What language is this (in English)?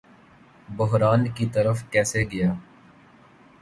Urdu